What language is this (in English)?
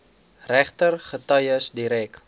Afrikaans